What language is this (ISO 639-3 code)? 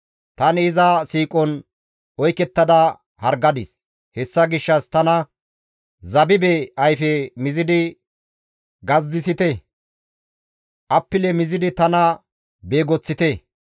gmv